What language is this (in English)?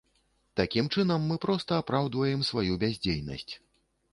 Belarusian